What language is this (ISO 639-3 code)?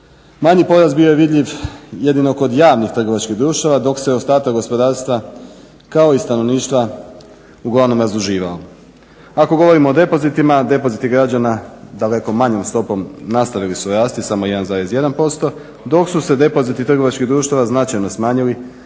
hrv